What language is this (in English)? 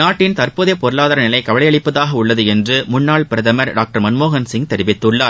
Tamil